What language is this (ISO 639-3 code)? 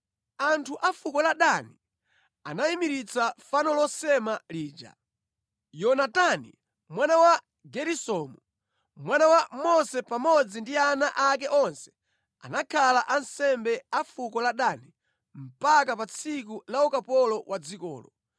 nya